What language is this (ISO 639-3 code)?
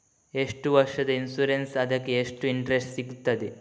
kan